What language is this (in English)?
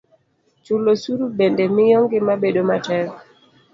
Luo (Kenya and Tanzania)